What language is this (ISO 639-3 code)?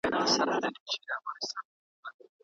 pus